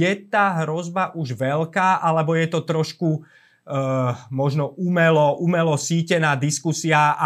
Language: Slovak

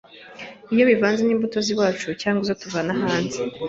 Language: Kinyarwanda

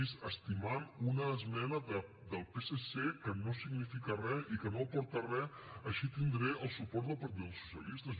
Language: Catalan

